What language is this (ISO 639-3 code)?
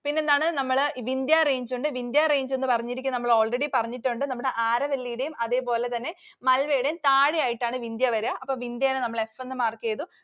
mal